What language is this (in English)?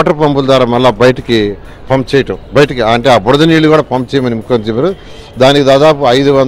Telugu